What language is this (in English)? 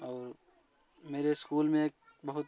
Hindi